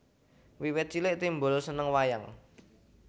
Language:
Javanese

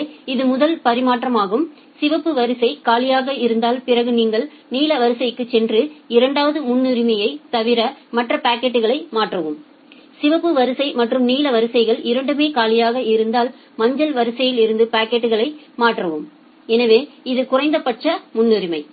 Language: Tamil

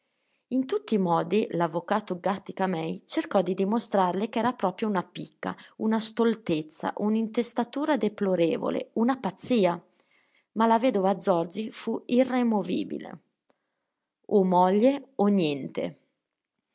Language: Italian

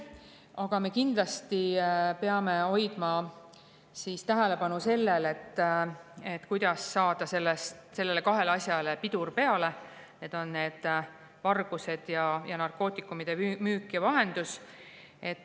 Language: Estonian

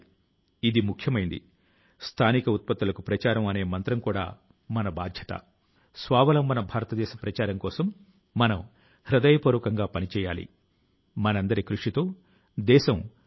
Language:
Telugu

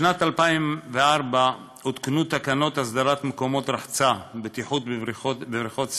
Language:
Hebrew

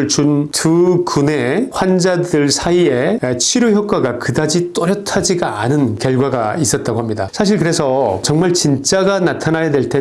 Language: Korean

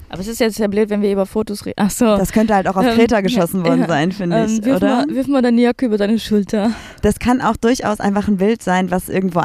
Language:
German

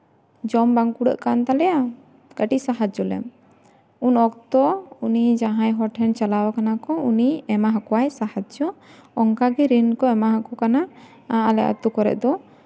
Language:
Santali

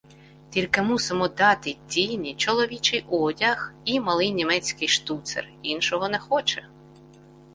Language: Ukrainian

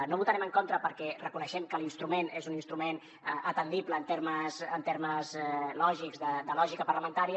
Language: Catalan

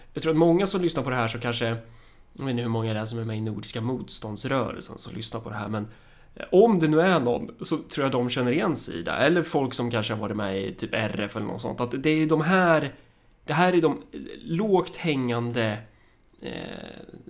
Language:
Swedish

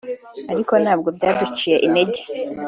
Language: Kinyarwanda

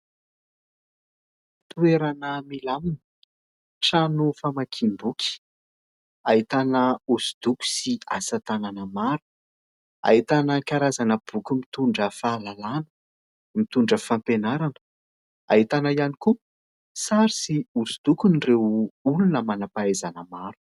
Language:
Malagasy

